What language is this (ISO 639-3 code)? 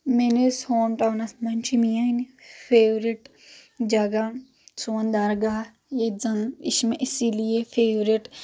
kas